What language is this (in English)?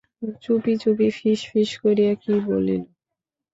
Bangla